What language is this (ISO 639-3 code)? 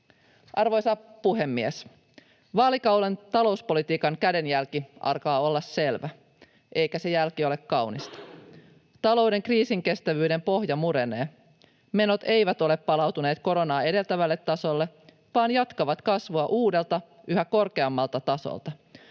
fin